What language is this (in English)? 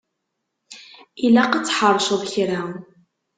Kabyle